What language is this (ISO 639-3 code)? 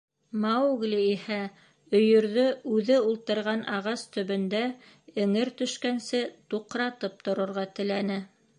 bak